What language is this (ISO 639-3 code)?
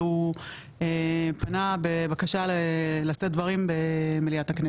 heb